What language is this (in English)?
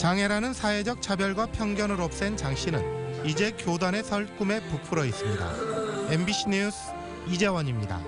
Korean